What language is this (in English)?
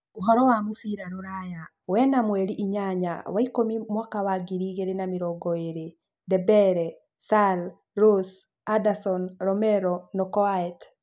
Kikuyu